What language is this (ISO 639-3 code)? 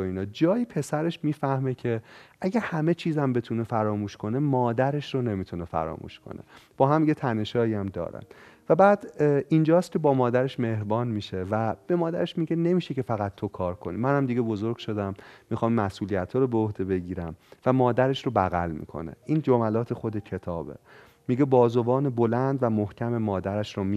fas